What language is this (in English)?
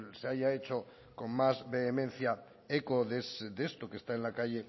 Spanish